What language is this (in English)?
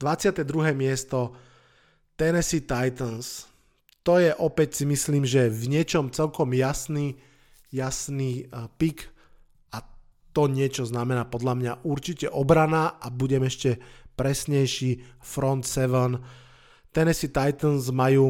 Slovak